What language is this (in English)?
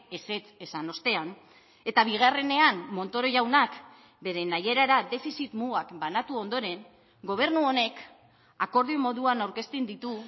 Basque